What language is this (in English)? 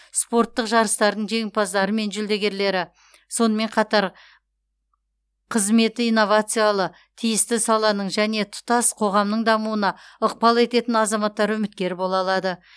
Kazakh